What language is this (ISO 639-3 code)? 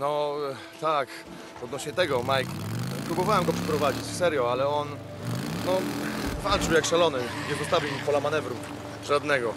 pol